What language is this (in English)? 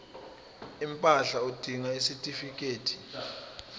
Zulu